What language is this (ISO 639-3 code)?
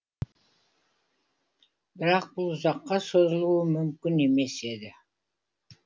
kaz